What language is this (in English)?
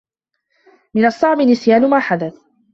Arabic